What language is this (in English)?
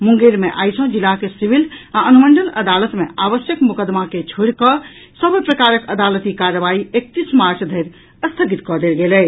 Maithili